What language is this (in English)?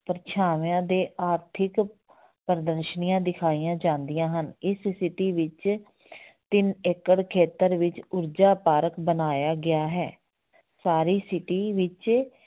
Punjabi